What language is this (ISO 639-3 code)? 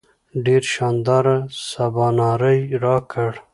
pus